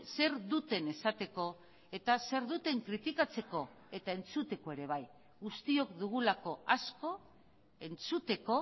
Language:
Basque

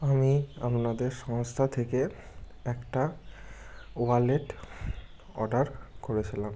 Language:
Bangla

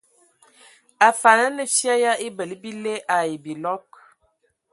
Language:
Ewondo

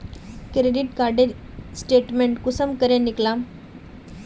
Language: Magahi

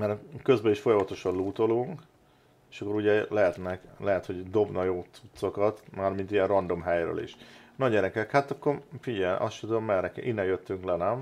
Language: Hungarian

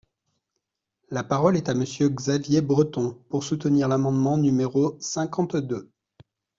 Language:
French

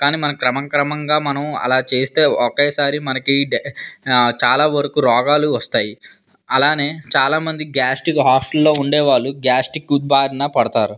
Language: Telugu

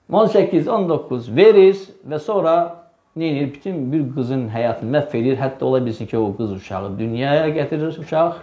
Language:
Turkish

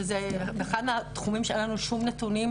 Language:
Hebrew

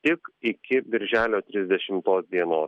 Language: Lithuanian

